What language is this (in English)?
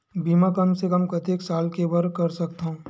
Chhattisgarhi